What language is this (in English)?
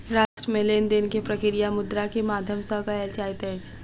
Maithili